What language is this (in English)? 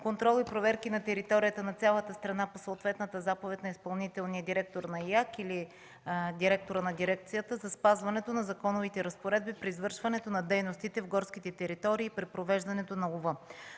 Bulgarian